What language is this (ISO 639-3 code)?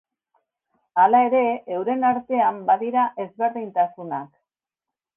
eus